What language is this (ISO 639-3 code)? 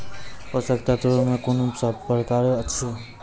mai